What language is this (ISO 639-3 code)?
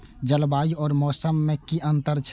mai